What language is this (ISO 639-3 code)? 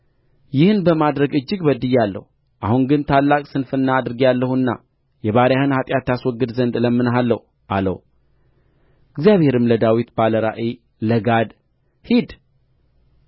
amh